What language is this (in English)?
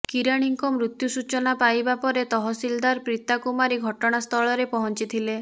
Odia